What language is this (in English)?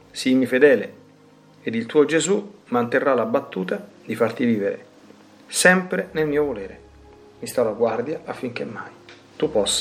Italian